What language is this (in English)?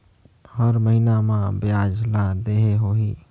Chhattisgarhi